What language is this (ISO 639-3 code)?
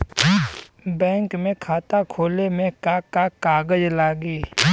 bho